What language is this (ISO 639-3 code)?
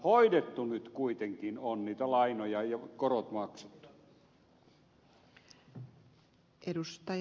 fin